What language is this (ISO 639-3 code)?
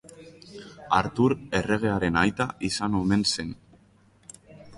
eus